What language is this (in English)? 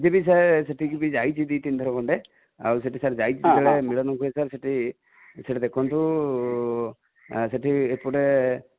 Odia